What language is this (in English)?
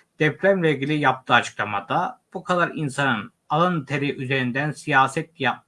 Turkish